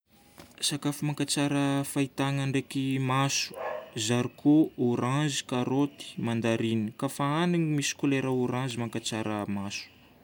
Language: Northern Betsimisaraka Malagasy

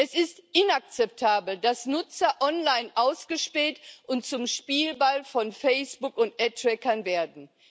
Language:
German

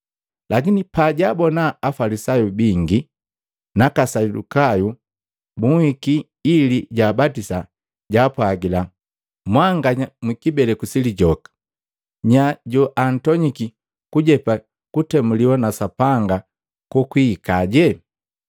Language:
Matengo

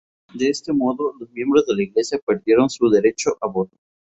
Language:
Spanish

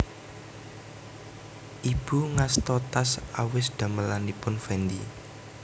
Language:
Javanese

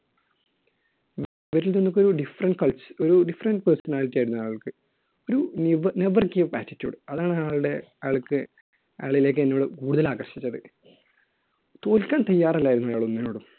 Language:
Malayalam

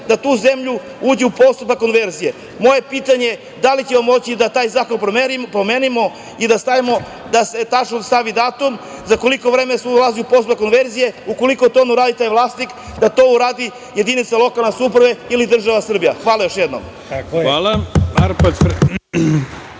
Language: Serbian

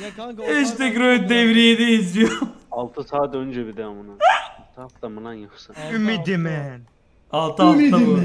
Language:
Turkish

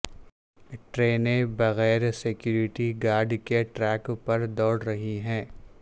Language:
Urdu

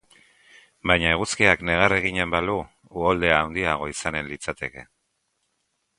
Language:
Basque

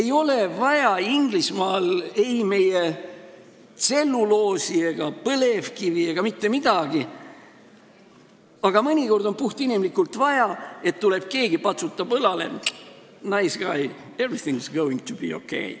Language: Estonian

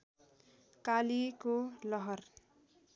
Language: Nepali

